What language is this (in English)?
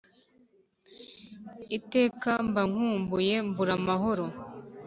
Kinyarwanda